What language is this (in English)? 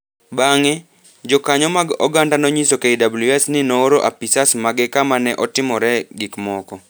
Luo (Kenya and Tanzania)